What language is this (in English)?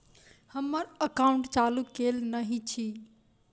Maithili